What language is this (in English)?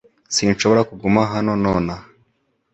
Kinyarwanda